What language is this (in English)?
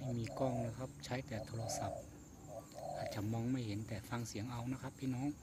Thai